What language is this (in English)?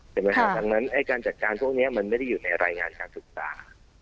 Thai